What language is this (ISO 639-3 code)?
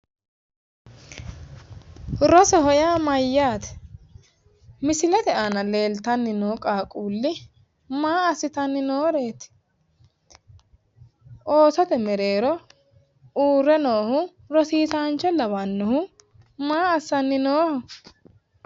sid